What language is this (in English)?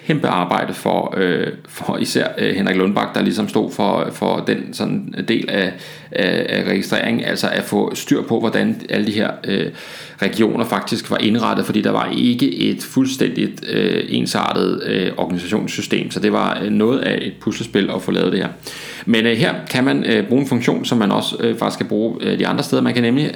Danish